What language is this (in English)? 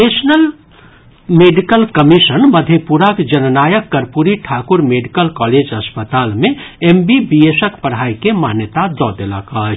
Maithili